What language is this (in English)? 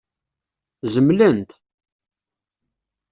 Kabyle